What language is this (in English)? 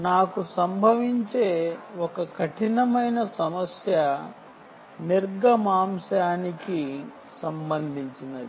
Telugu